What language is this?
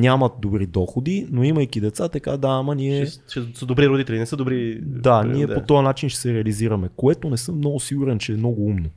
Bulgarian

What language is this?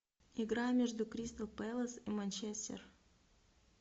Russian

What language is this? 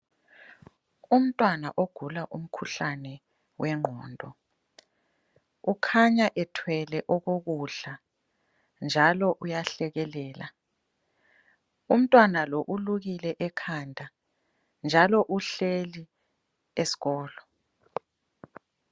North Ndebele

